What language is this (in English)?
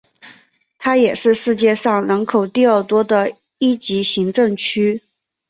Chinese